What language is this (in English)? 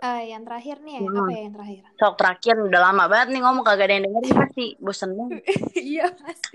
Indonesian